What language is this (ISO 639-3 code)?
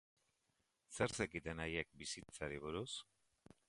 eus